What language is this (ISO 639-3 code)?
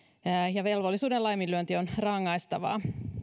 fin